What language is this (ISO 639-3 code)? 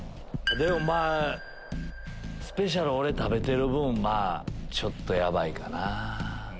jpn